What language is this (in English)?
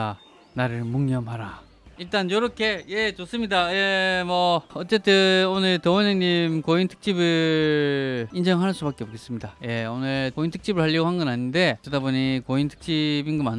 Korean